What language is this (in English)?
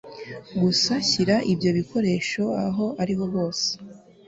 Kinyarwanda